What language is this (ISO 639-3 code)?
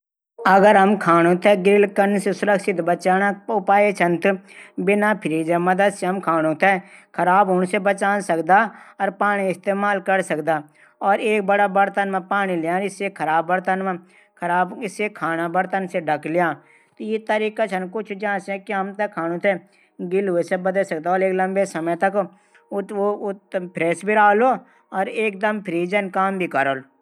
gbm